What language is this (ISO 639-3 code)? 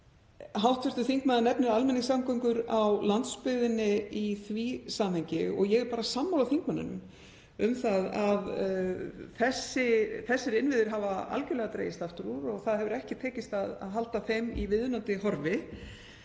isl